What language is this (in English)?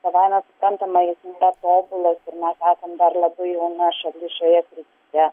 Lithuanian